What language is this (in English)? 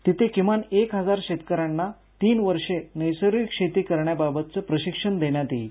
Marathi